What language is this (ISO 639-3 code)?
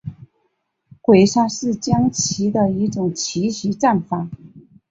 zho